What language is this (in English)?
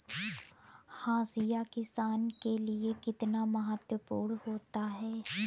Hindi